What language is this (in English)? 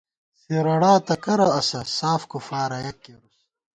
Gawar-Bati